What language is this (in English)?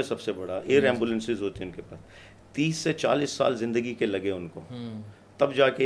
Urdu